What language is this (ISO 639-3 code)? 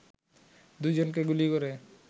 ben